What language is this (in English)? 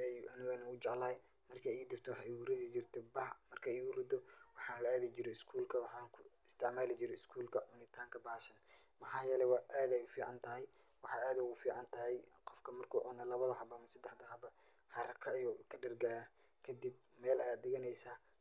Somali